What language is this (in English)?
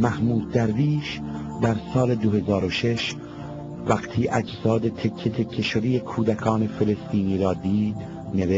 Persian